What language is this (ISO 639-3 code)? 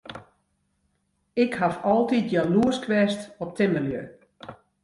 fry